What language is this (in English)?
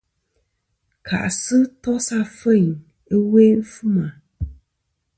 Kom